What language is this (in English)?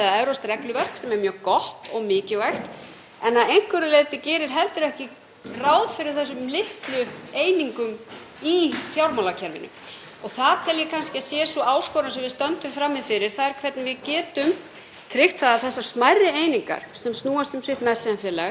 Icelandic